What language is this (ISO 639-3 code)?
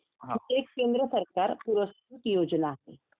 mar